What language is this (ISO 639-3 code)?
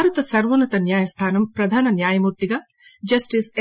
tel